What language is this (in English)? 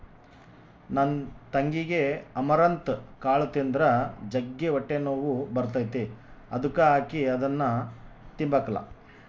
Kannada